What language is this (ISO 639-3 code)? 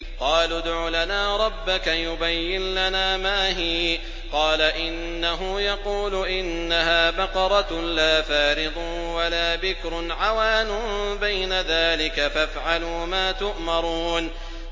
ara